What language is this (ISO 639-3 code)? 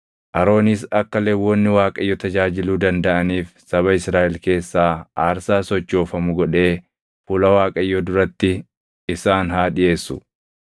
orm